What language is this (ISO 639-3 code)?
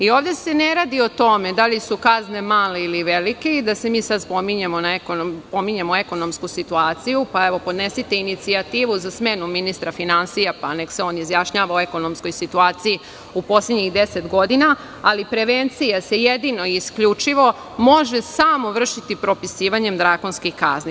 srp